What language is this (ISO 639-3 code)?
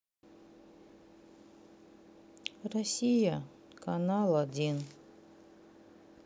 rus